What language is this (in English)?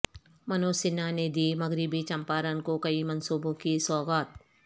Urdu